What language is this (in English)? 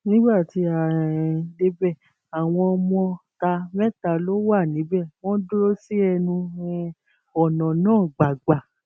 Yoruba